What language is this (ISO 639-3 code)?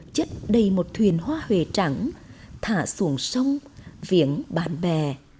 vie